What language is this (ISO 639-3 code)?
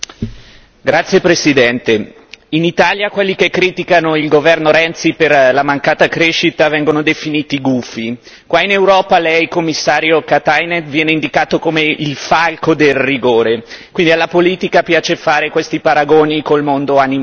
ita